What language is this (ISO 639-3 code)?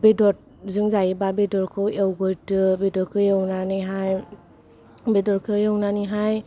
brx